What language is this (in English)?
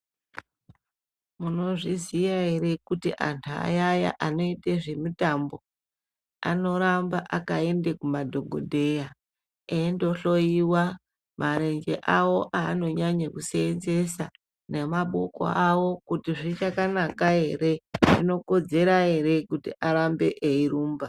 Ndau